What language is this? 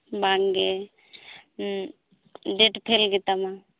Santali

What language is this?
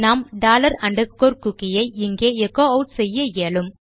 Tamil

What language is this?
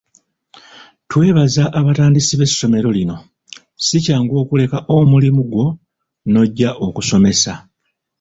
Ganda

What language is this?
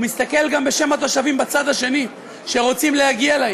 Hebrew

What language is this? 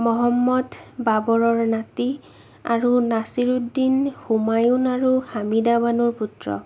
Assamese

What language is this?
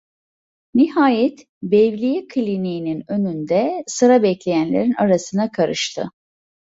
Turkish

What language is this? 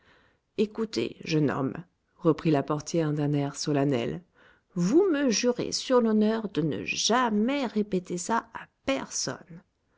French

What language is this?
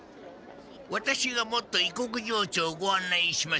Japanese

